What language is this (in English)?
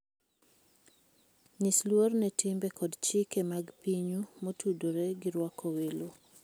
Luo (Kenya and Tanzania)